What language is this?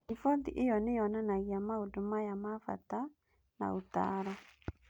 Kikuyu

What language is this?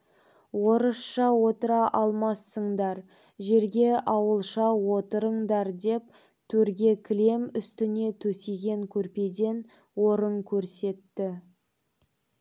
Kazakh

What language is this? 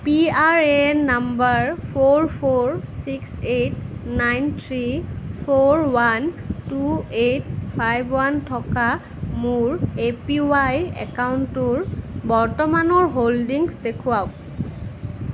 Assamese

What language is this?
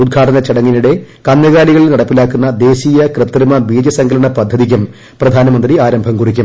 Malayalam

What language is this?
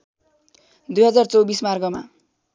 Nepali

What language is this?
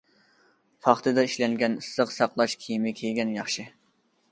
Uyghur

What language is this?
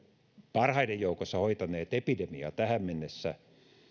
Finnish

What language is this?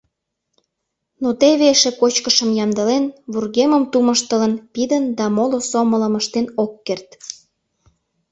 Mari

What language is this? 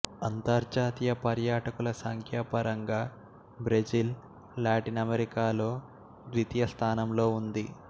Telugu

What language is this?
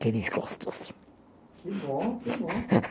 Portuguese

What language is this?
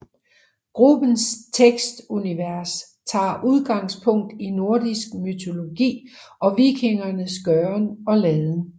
Danish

